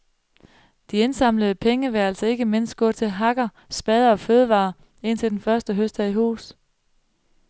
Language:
Danish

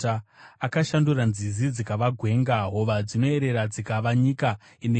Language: Shona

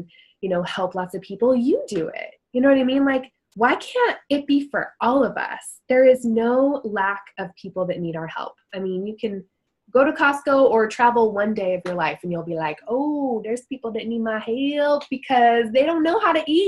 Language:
English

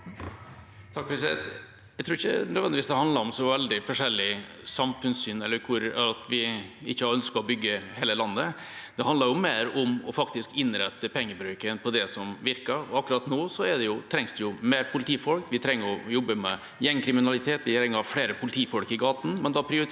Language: Norwegian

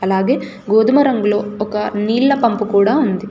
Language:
Telugu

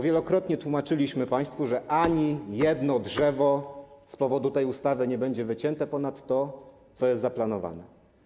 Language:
Polish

